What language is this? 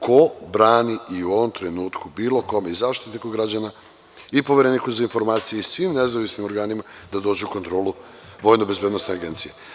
Serbian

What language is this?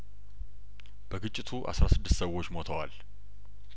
Amharic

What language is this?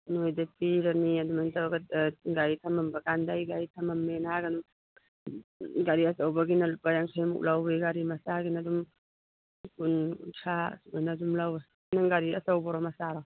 Manipuri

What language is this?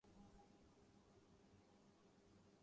Urdu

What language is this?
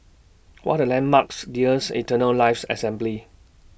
English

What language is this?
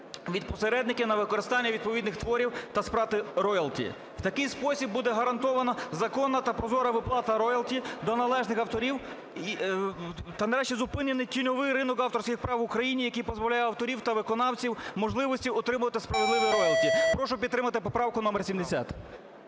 Ukrainian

